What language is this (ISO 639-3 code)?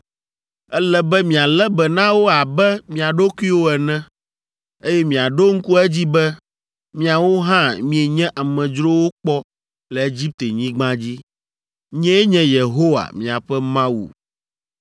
ewe